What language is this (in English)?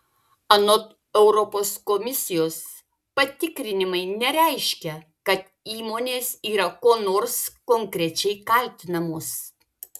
Lithuanian